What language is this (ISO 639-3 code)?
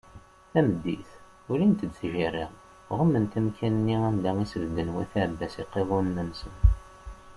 kab